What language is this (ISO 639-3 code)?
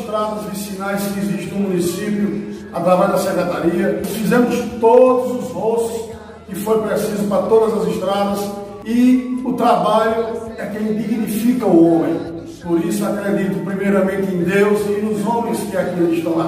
por